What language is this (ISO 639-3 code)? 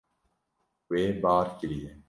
kur